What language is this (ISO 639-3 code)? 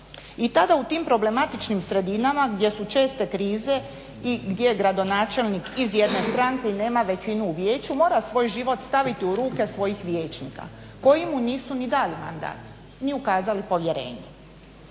hrv